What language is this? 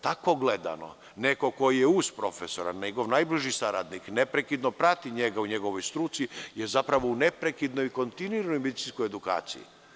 Serbian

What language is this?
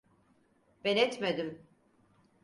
Turkish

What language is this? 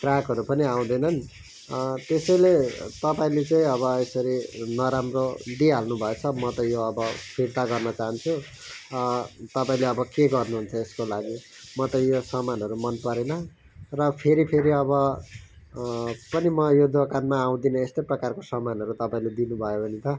Nepali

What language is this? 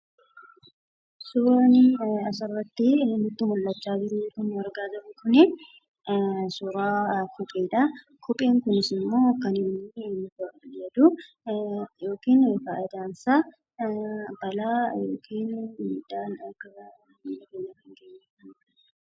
Oromo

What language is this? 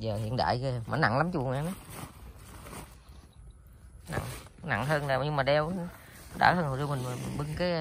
Vietnamese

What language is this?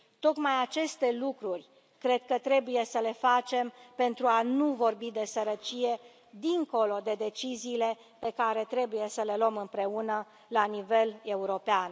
Romanian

